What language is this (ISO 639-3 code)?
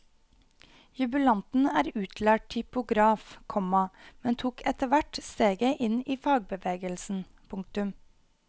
nor